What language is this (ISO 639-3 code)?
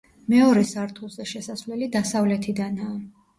kat